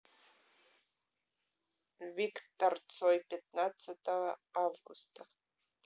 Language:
Russian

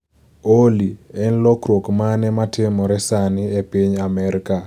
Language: Luo (Kenya and Tanzania)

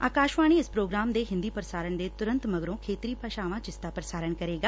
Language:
Punjabi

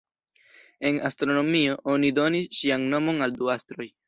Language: Esperanto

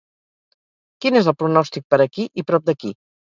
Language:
Catalan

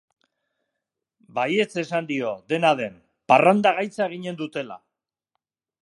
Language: Basque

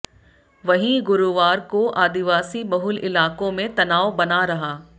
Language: Hindi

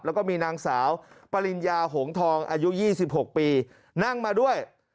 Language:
Thai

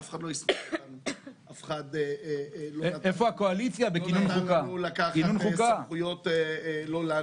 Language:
Hebrew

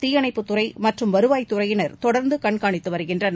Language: Tamil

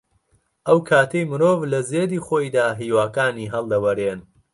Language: Central Kurdish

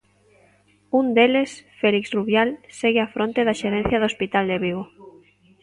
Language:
Galician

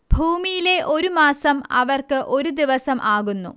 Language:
Malayalam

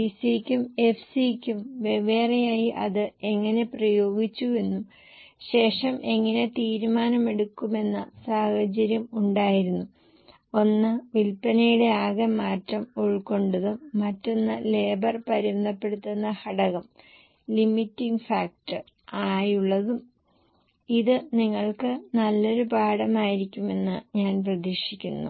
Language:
Malayalam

